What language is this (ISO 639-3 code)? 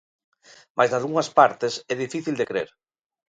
glg